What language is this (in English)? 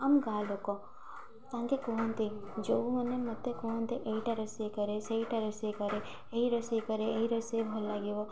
Odia